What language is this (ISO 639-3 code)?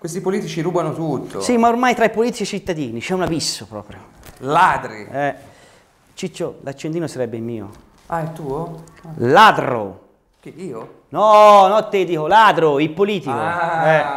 ita